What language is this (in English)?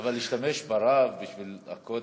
Hebrew